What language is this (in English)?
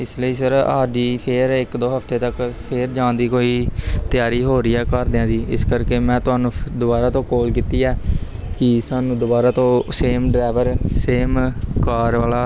Punjabi